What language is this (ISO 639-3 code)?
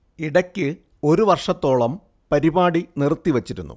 mal